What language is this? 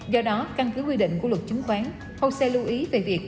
Vietnamese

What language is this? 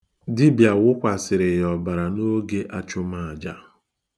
Igbo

